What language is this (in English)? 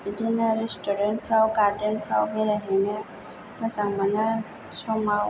Bodo